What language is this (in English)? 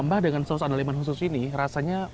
Indonesian